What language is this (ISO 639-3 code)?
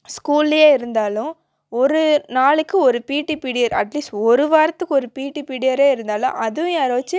tam